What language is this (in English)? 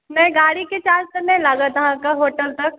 Maithili